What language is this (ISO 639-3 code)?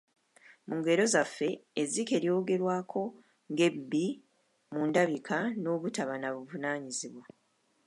lug